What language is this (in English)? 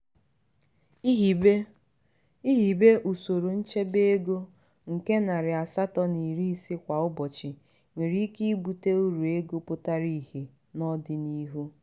Igbo